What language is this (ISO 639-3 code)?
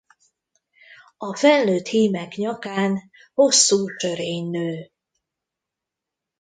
hun